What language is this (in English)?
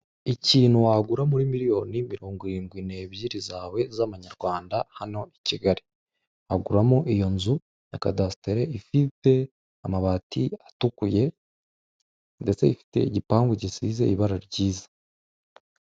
Kinyarwanda